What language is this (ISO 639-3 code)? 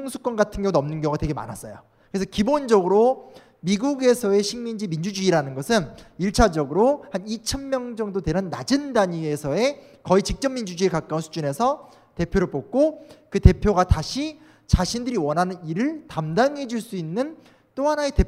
kor